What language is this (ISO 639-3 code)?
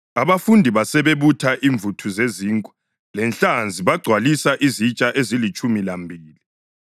nde